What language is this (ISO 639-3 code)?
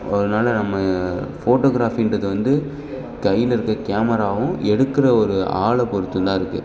tam